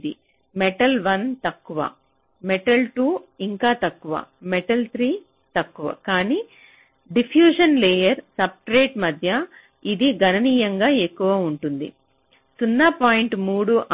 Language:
Telugu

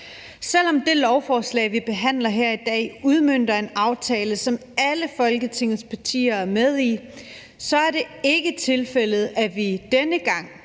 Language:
Danish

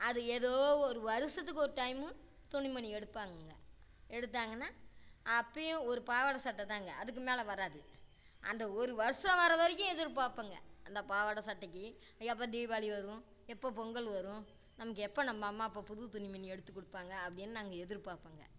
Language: Tamil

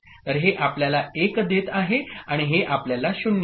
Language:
Marathi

